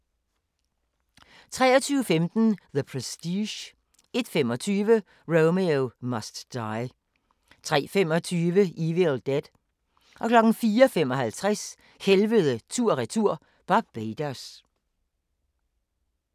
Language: Danish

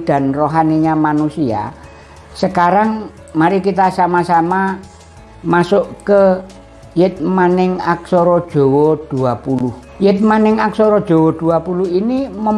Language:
Indonesian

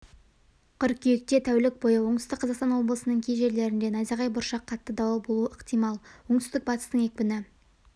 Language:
Kazakh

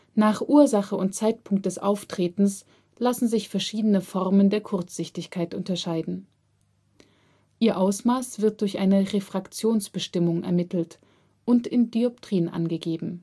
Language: German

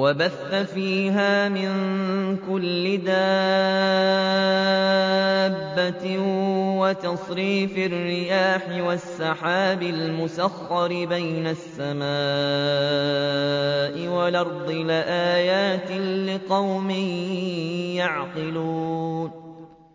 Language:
Arabic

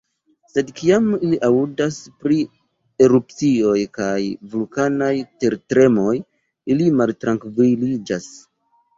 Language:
Esperanto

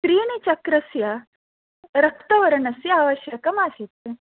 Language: Sanskrit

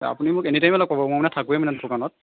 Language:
Assamese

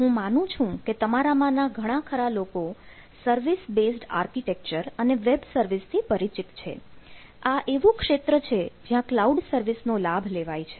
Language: Gujarati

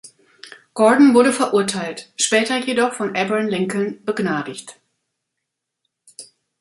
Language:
German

